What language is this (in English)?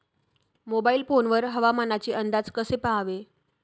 Marathi